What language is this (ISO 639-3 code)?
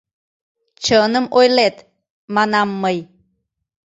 chm